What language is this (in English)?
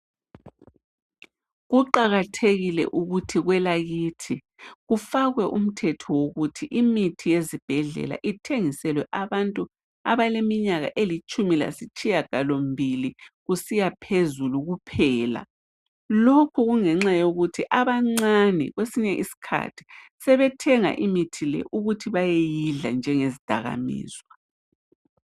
North Ndebele